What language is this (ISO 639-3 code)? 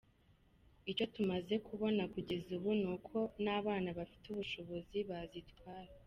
kin